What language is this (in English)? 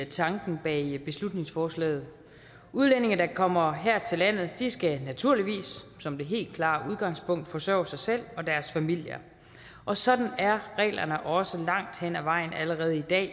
Danish